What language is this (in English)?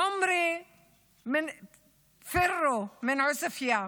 Hebrew